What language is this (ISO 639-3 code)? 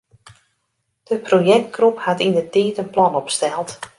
fry